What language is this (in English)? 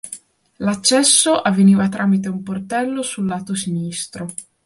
Italian